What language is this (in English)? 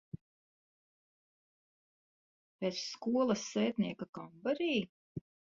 Latvian